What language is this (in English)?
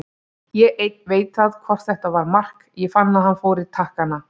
Icelandic